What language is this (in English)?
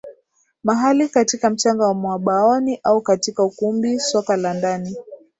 Swahili